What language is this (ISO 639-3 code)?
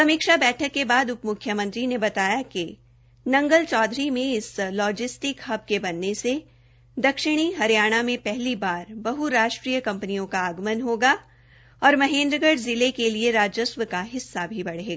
hin